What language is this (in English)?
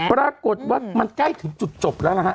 Thai